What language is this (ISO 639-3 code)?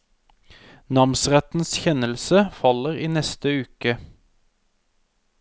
nor